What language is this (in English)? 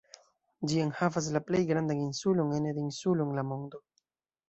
Esperanto